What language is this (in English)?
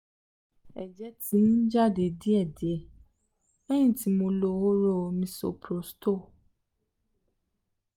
Yoruba